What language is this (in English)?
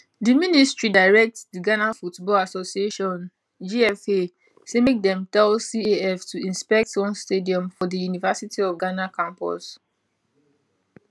Nigerian Pidgin